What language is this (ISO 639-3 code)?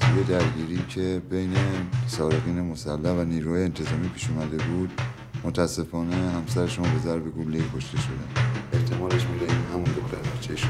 fas